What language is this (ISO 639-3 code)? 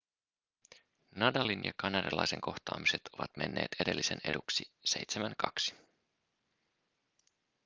fin